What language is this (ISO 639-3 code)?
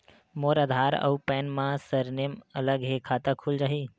hne